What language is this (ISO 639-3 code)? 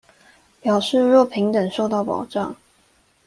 zho